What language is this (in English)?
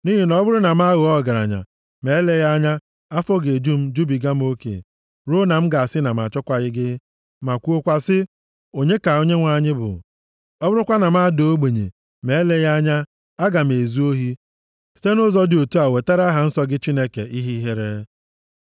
Igbo